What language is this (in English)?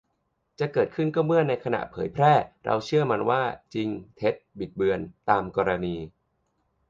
Thai